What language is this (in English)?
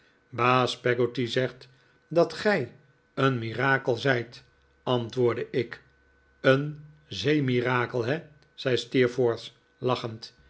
Dutch